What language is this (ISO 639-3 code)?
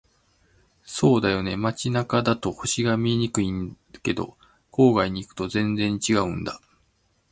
jpn